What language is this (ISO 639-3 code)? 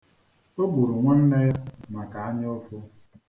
ibo